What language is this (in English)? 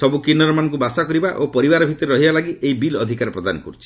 Odia